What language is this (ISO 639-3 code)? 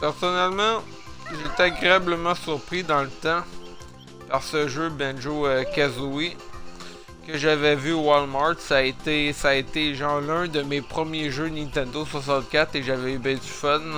fra